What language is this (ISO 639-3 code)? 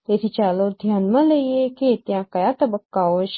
guj